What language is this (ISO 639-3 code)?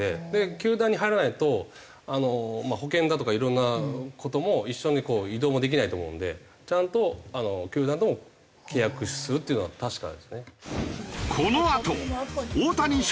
jpn